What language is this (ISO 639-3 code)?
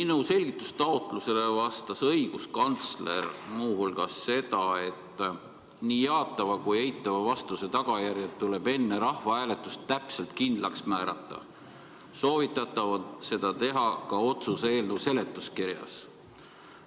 est